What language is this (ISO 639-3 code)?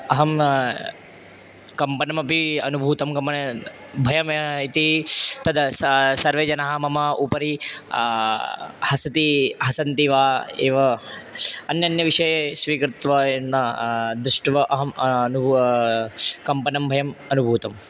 san